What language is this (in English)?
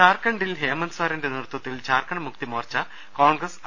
Malayalam